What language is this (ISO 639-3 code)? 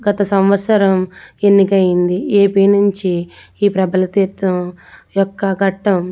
tel